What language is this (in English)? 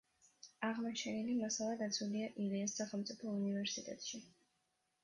Georgian